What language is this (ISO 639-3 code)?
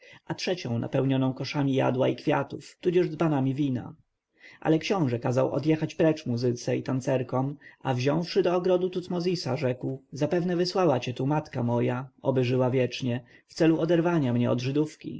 pol